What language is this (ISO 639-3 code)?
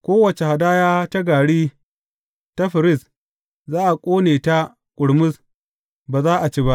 hau